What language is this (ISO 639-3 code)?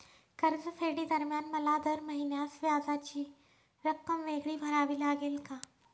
mar